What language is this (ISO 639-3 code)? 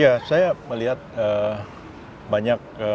ind